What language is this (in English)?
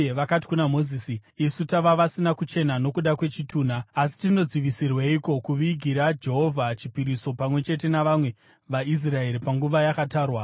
Shona